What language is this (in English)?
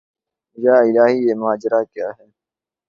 Urdu